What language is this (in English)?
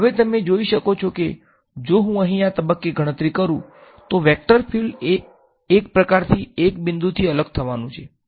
Gujarati